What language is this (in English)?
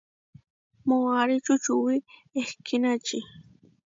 Huarijio